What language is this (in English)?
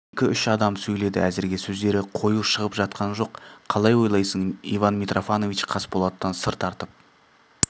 Kazakh